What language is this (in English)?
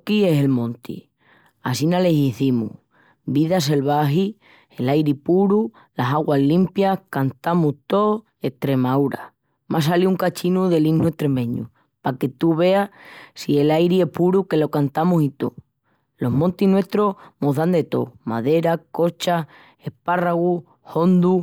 Extremaduran